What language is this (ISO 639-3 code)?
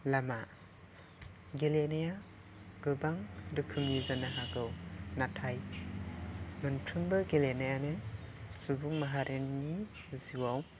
brx